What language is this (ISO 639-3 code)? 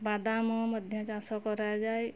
ori